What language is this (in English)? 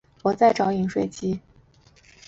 Chinese